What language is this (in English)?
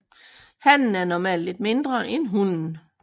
Danish